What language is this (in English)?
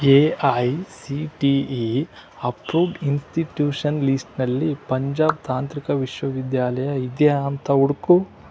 Kannada